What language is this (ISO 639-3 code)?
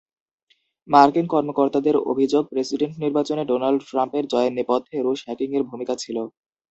ben